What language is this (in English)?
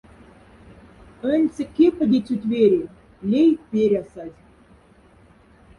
Moksha